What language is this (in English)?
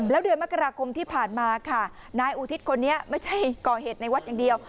Thai